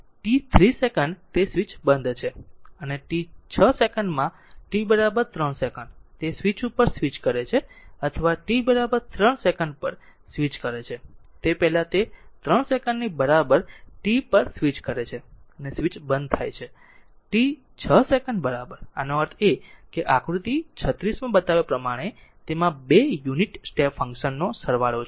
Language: Gujarati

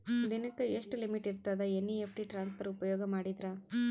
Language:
Kannada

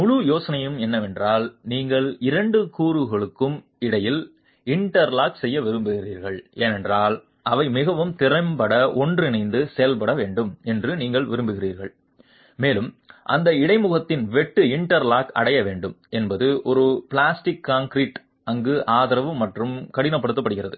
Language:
Tamil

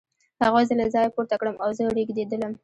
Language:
Pashto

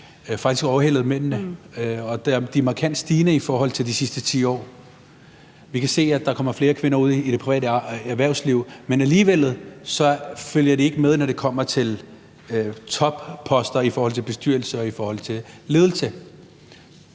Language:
Danish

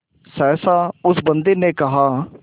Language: Hindi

